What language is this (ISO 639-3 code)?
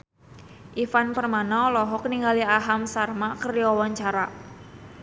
sun